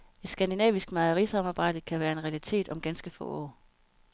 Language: Danish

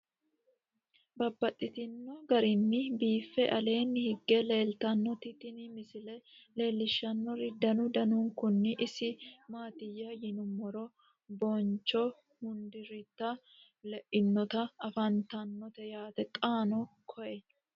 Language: Sidamo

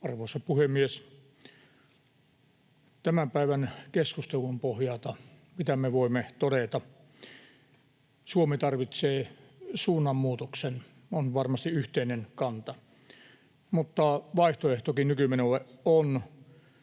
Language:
Finnish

